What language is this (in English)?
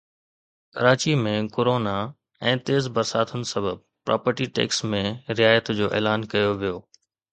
Sindhi